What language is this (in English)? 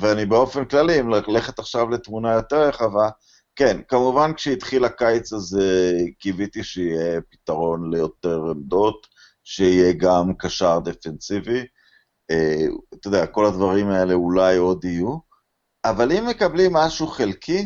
Hebrew